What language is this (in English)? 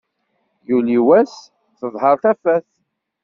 Kabyle